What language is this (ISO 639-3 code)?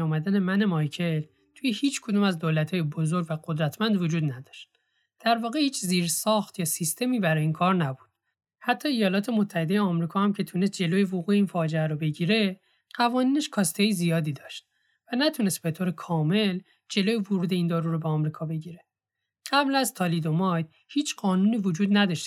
fas